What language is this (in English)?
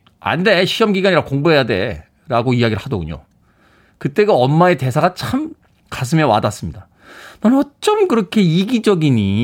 Korean